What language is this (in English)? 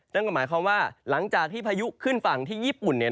Thai